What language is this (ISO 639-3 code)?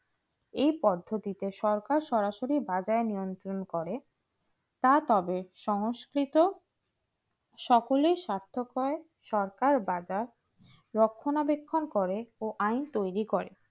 ben